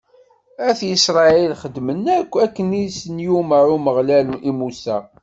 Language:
Kabyle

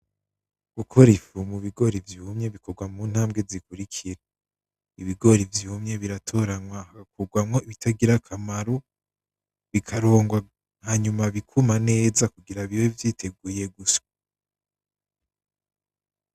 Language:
Rundi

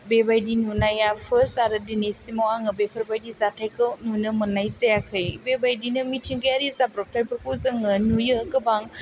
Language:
Bodo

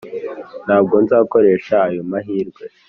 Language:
Kinyarwanda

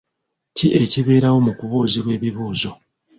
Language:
Ganda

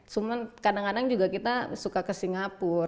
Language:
Indonesian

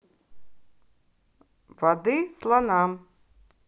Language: Russian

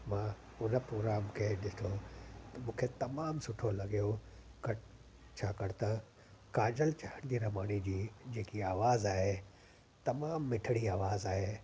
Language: Sindhi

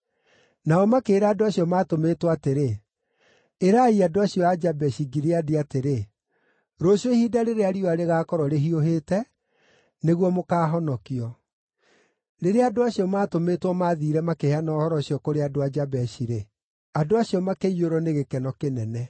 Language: Kikuyu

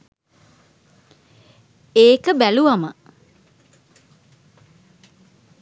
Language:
Sinhala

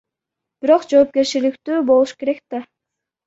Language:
Kyrgyz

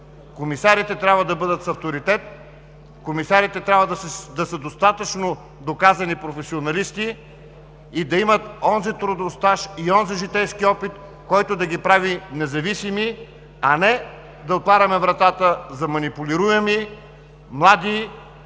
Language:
Bulgarian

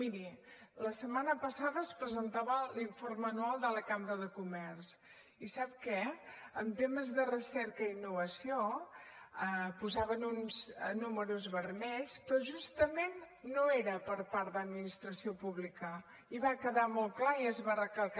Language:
Catalan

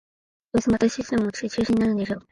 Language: Japanese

